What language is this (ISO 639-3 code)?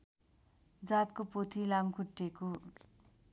nep